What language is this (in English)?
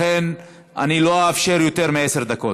Hebrew